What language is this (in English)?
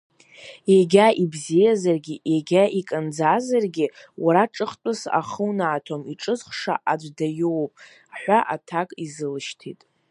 Abkhazian